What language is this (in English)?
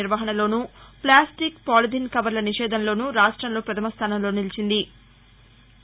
Telugu